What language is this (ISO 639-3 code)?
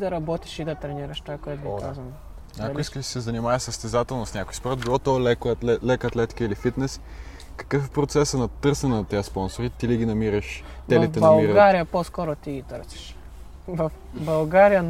bul